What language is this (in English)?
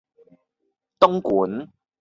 Cantonese